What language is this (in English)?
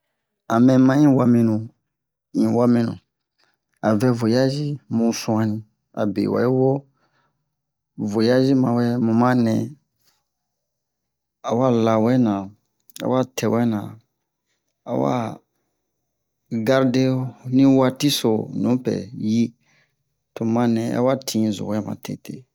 Bomu